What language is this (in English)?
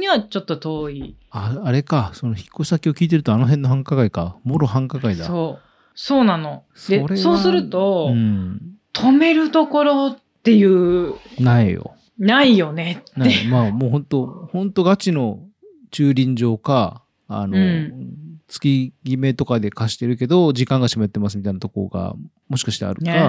Japanese